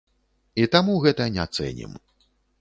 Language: Belarusian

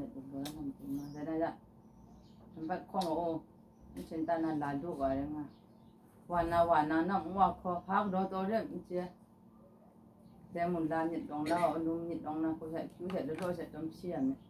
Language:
Thai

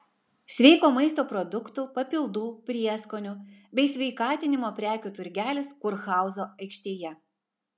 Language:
Lithuanian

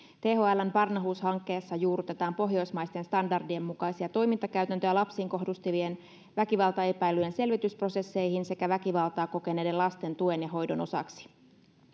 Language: Finnish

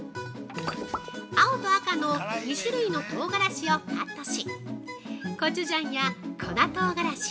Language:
Japanese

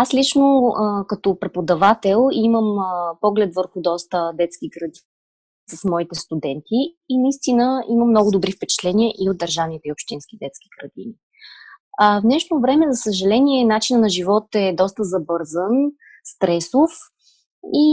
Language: Bulgarian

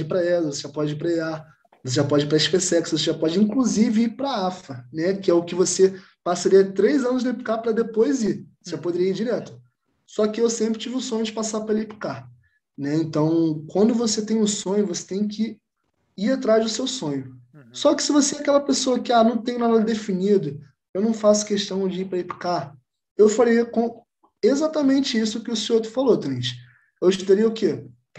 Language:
Portuguese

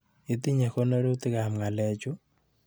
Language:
Kalenjin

